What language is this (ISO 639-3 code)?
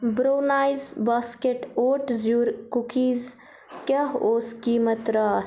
kas